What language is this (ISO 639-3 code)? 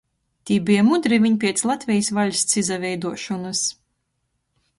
ltg